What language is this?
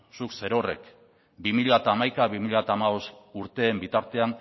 Basque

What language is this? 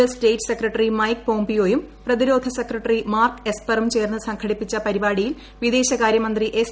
Malayalam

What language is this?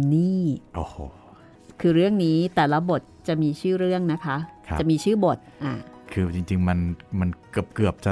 Thai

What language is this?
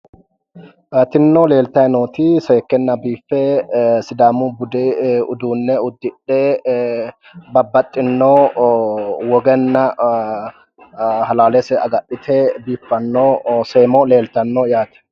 Sidamo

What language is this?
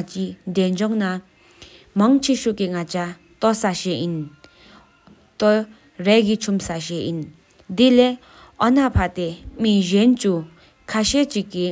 Sikkimese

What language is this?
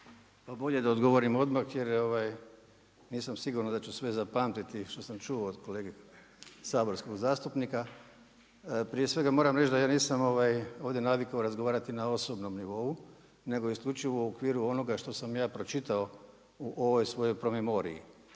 Croatian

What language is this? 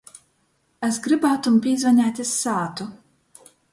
Latgalian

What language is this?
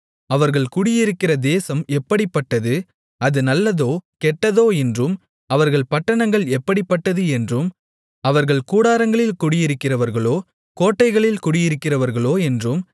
Tamil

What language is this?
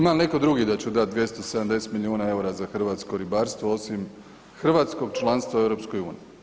Croatian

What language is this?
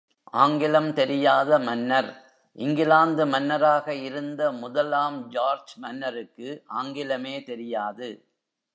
Tamil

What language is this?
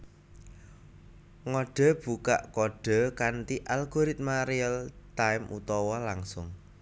Javanese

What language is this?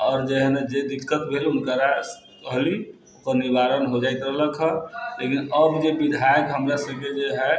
Maithili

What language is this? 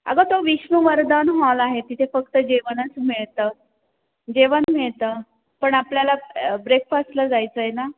Marathi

